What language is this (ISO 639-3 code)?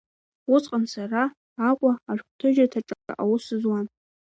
abk